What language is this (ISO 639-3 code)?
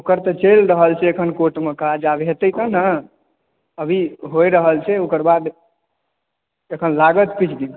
mai